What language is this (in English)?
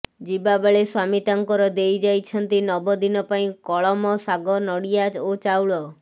Odia